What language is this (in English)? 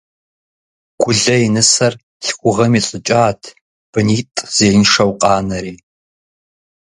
Kabardian